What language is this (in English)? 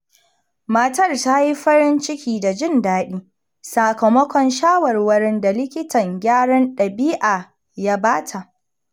Hausa